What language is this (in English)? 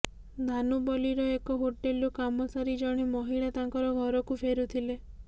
Odia